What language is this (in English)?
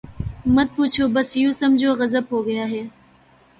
Urdu